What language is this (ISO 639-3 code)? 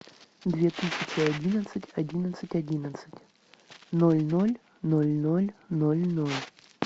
rus